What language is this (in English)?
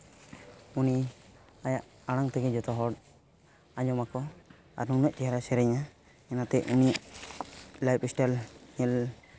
Santali